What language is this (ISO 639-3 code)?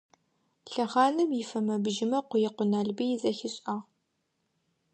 ady